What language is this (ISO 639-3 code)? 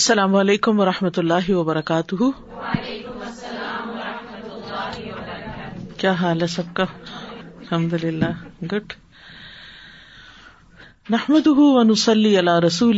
urd